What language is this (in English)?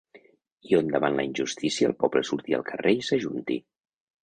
Catalan